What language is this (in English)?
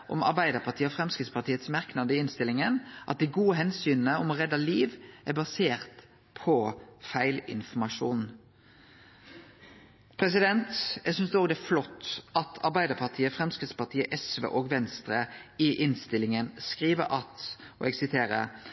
Norwegian Nynorsk